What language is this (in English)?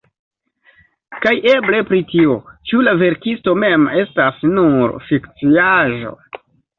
Esperanto